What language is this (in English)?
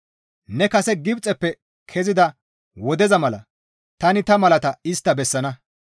Gamo